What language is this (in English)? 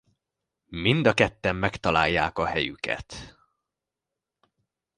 Hungarian